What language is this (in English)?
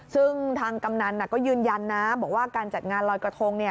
Thai